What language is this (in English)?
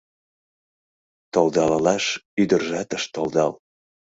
Mari